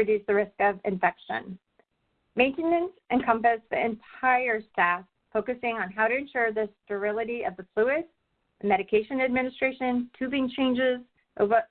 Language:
English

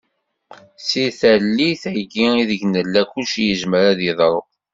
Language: Kabyle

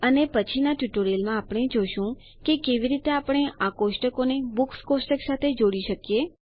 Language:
Gujarati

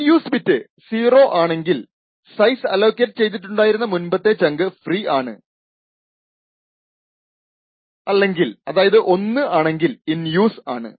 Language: Malayalam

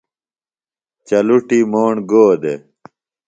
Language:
Phalura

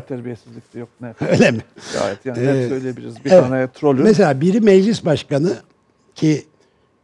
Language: Turkish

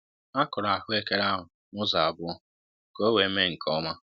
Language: Igbo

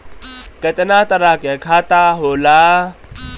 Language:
Bhojpuri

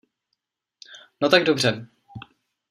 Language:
Czech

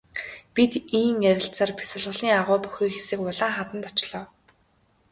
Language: Mongolian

